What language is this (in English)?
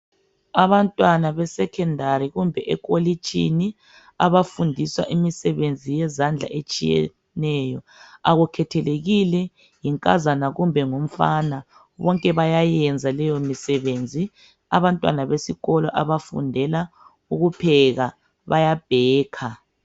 North Ndebele